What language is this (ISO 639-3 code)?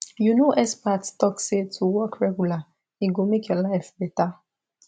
pcm